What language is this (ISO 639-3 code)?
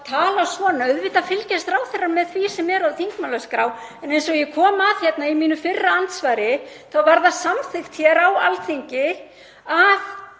isl